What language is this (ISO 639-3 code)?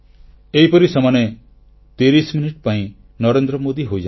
ori